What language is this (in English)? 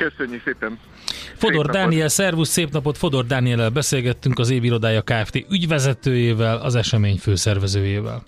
Hungarian